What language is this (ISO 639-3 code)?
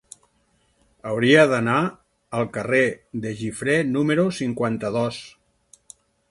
cat